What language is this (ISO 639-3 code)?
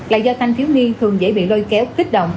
vie